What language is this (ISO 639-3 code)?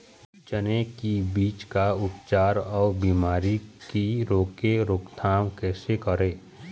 hne